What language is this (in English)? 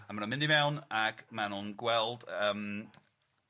Welsh